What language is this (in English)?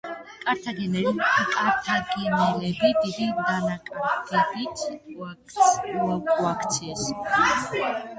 Georgian